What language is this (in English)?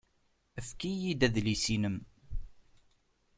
Kabyle